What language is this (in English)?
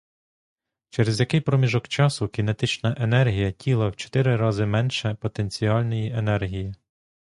Ukrainian